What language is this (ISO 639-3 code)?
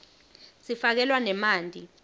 ssw